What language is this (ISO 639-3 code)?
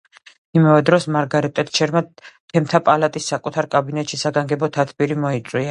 kat